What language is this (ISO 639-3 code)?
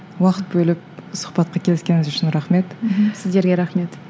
kaz